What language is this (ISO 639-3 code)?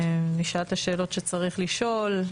heb